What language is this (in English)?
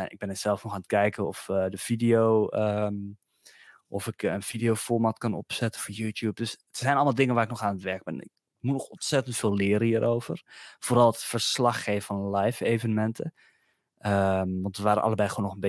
Dutch